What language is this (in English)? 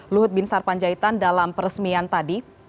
Indonesian